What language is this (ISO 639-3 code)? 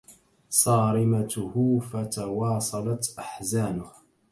ara